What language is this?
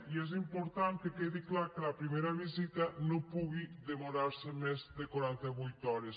Catalan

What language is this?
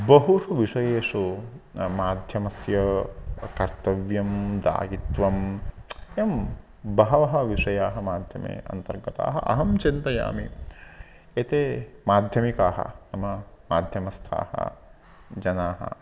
Sanskrit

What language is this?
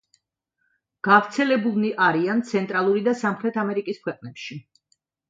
Georgian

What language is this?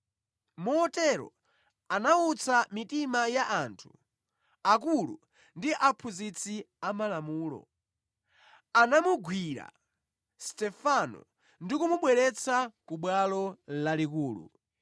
Nyanja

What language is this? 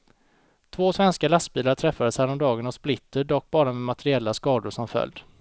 Swedish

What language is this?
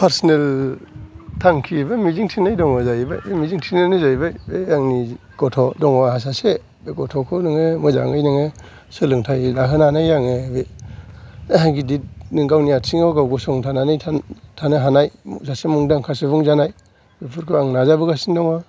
Bodo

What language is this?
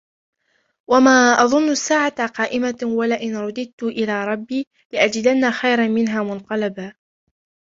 Arabic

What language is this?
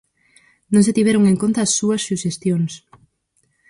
Galician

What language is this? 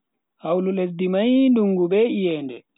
Bagirmi Fulfulde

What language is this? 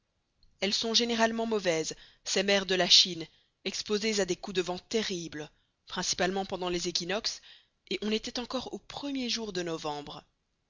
French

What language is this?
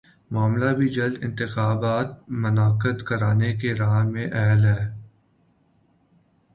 Urdu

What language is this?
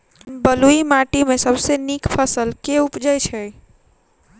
Maithili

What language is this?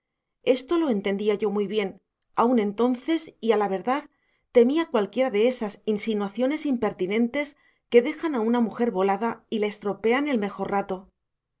Spanish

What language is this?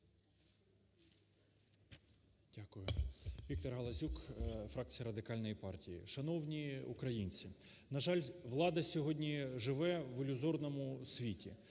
Ukrainian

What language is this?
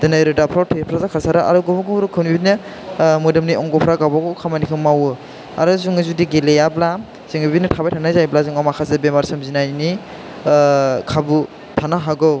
Bodo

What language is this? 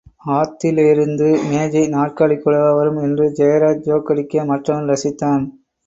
Tamil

